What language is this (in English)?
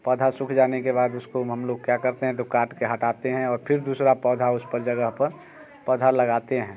Hindi